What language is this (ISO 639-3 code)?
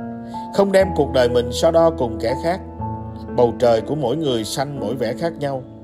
vie